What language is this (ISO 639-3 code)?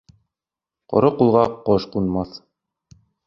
bak